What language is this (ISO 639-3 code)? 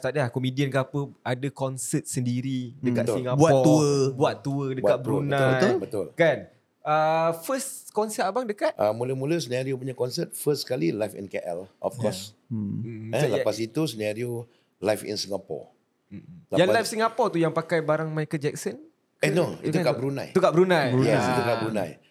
msa